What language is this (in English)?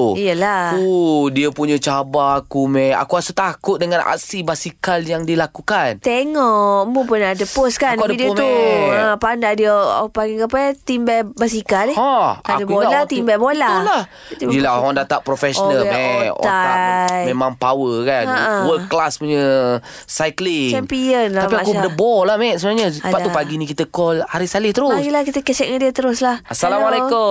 Malay